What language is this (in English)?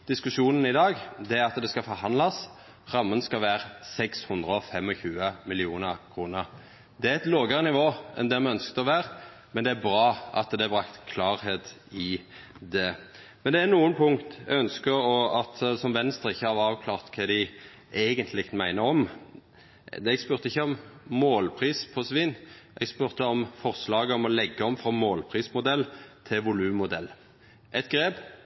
Norwegian Nynorsk